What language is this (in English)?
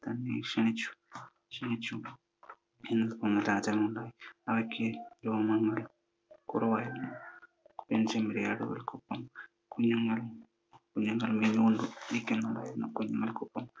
Malayalam